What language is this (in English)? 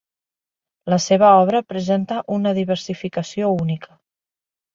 Catalan